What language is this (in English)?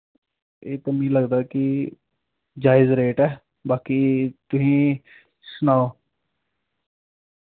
Dogri